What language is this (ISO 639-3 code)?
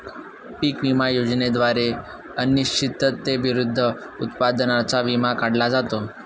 mar